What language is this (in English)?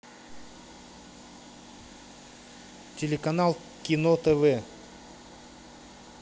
Russian